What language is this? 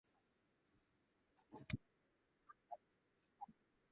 Japanese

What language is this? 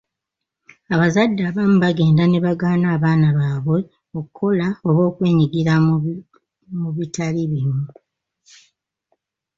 Ganda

